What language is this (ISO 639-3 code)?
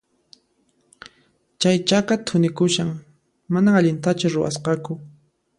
qxp